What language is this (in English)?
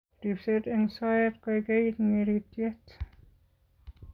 Kalenjin